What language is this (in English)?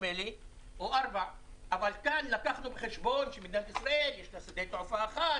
Hebrew